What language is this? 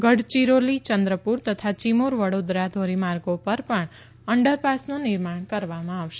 Gujarati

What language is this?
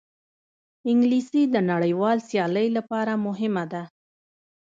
Pashto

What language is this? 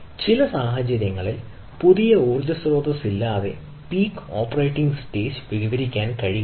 Malayalam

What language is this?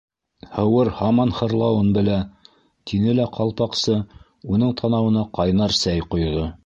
Bashkir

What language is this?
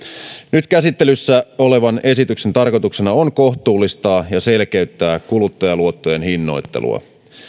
Finnish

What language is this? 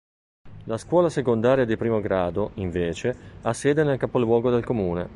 Italian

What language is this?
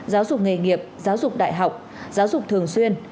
Vietnamese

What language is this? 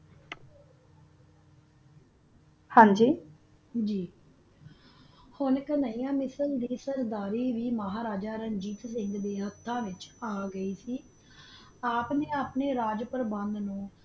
Punjabi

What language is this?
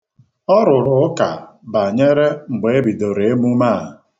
Igbo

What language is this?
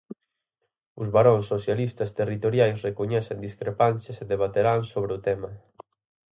Galician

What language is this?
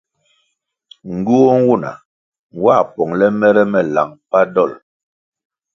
Kwasio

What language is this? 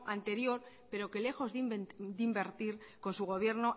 Spanish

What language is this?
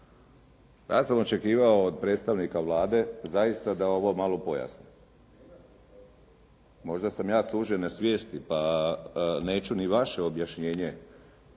Croatian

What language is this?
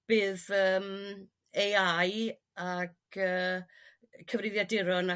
Welsh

